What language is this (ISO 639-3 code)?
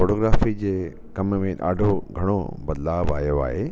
snd